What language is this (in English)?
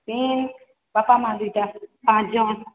Odia